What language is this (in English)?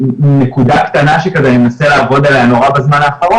Hebrew